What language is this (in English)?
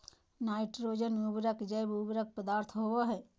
Magahi